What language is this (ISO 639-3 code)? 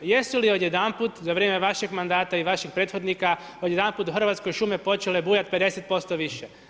hrv